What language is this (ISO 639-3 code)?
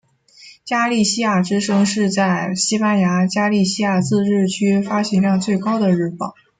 zho